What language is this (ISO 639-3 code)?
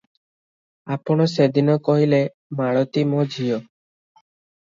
ori